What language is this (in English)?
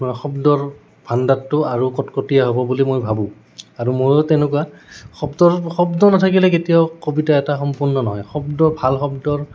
Assamese